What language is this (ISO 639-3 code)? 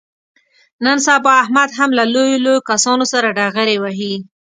pus